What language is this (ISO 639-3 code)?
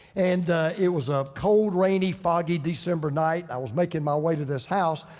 eng